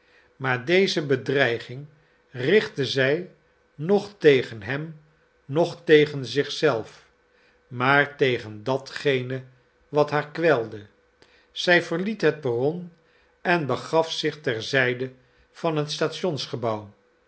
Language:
Dutch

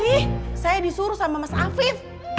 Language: Indonesian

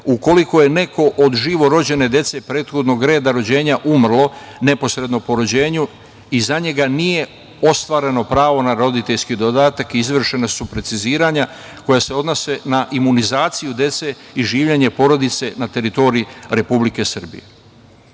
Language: Serbian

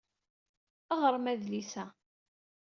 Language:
Kabyle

